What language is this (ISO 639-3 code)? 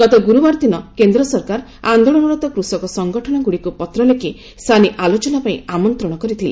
ori